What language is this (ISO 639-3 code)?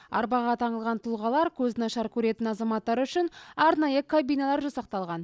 kaz